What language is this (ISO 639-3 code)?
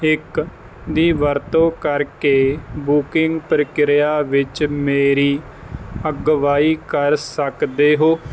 pan